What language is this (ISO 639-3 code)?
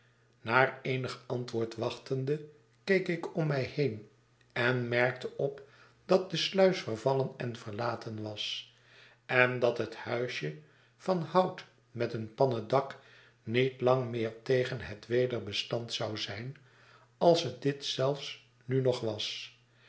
nld